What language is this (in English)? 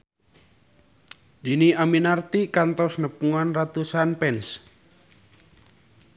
Sundanese